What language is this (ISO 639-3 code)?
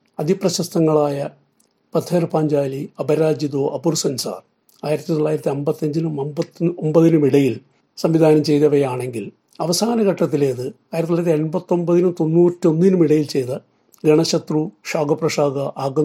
mal